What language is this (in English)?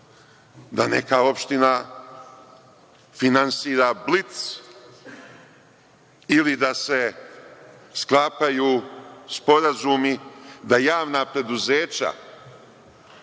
Serbian